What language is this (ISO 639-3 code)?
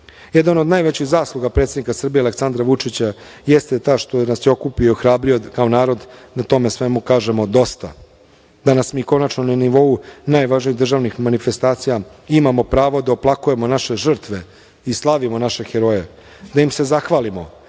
srp